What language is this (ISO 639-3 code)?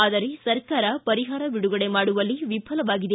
kan